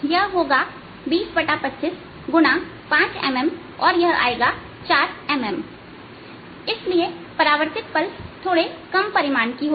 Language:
Hindi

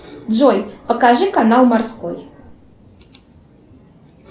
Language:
Russian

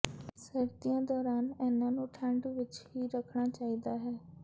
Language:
Punjabi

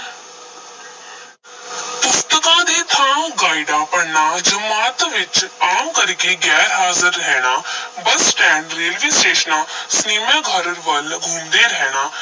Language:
Punjabi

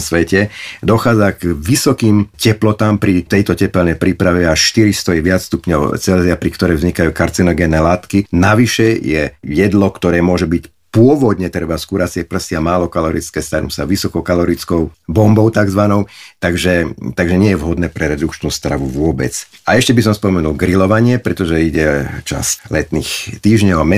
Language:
Slovak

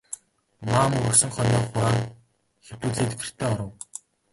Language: Mongolian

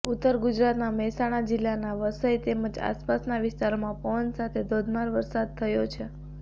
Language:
Gujarati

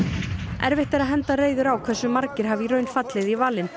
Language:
Icelandic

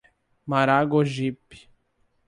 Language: Portuguese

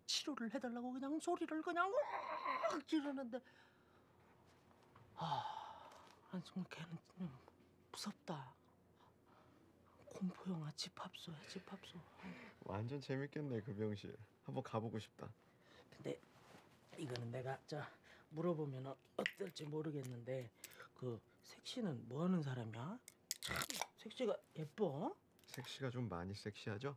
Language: Korean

